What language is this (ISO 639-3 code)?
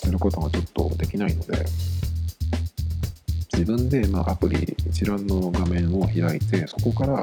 jpn